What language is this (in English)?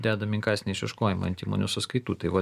Lithuanian